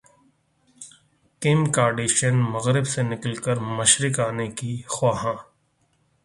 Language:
Urdu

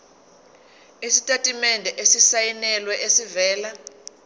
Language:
Zulu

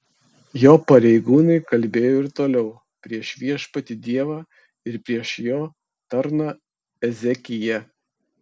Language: Lithuanian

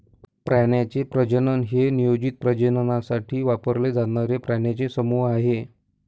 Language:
Marathi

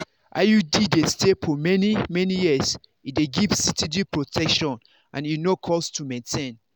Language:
Nigerian Pidgin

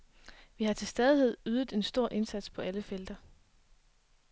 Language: Danish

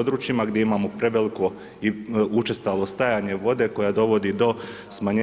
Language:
Croatian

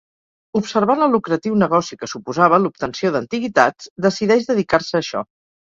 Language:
Catalan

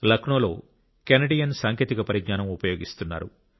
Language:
Telugu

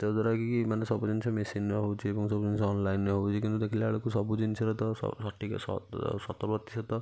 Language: Odia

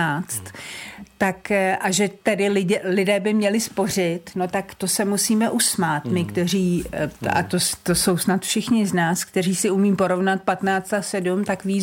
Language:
Czech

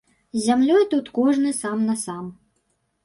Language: Belarusian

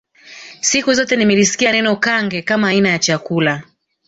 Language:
Swahili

